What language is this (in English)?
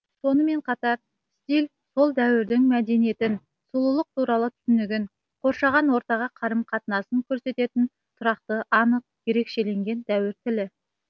Kazakh